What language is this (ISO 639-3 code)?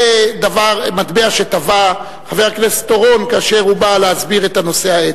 heb